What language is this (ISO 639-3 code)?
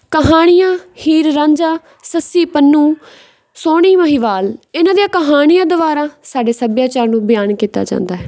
pan